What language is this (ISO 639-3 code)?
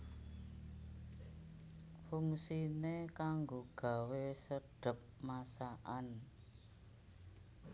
jav